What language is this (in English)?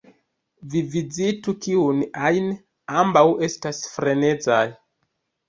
Esperanto